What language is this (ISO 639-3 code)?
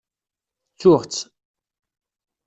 kab